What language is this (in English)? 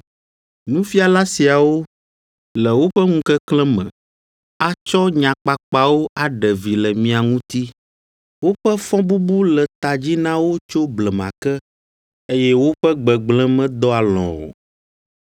Ewe